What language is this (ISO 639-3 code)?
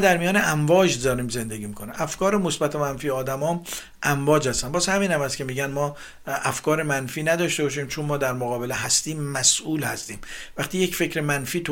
fas